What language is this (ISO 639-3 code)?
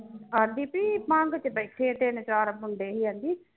pan